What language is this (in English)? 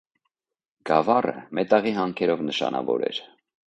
Armenian